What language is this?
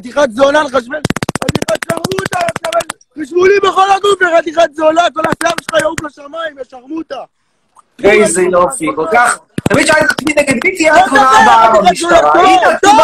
Hebrew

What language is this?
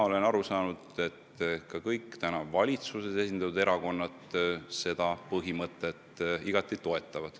Estonian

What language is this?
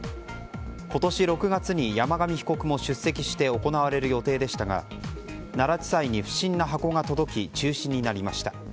Japanese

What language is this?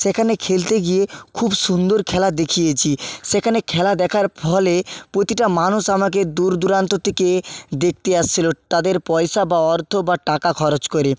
Bangla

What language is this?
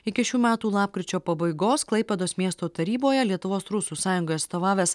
Lithuanian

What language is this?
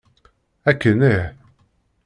Kabyle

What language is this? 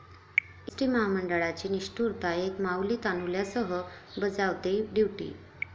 Marathi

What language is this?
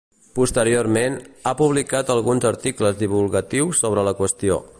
Catalan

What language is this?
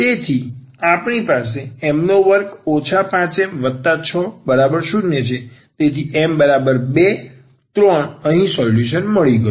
Gujarati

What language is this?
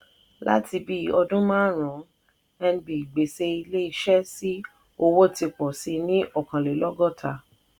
Yoruba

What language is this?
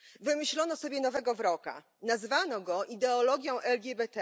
Polish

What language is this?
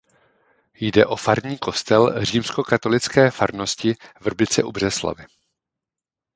Czech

